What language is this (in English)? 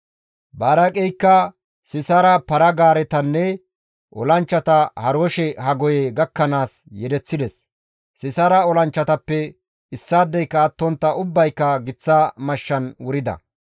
Gamo